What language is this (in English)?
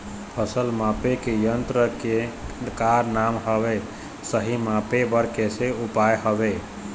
Chhattisgarhi